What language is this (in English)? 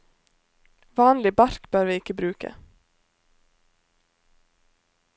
Norwegian